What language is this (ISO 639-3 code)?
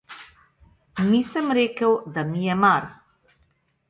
slv